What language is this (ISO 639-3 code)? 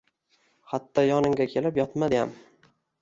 uzb